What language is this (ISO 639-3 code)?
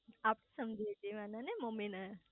guj